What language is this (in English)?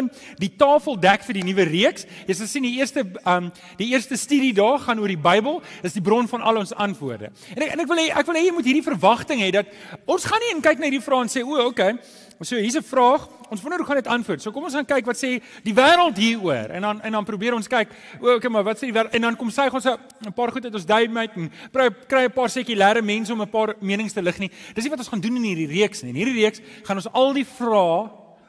Dutch